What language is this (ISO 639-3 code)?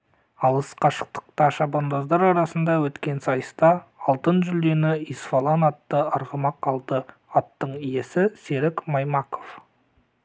kaz